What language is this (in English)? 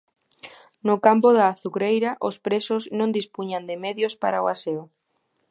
Galician